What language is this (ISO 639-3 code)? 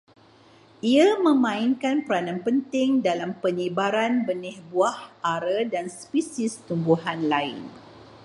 msa